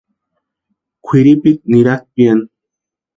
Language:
Western Highland Purepecha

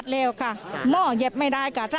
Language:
Thai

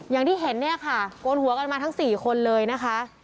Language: Thai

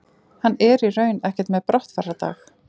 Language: Icelandic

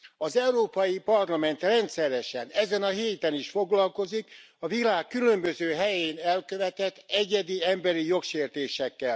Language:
Hungarian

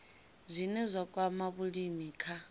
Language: Venda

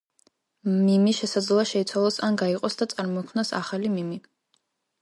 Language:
Georgian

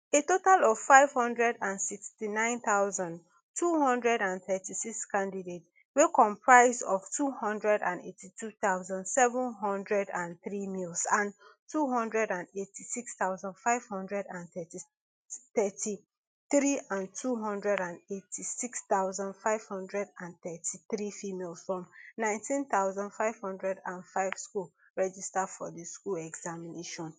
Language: Nigerian Pidgin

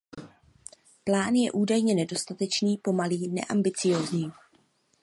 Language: Czech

